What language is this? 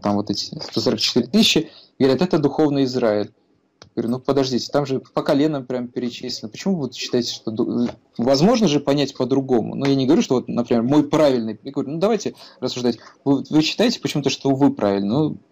Russian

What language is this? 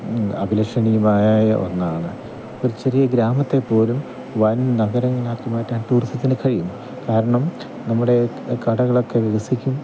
Malayalam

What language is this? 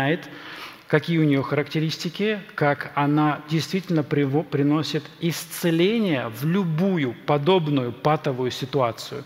Russian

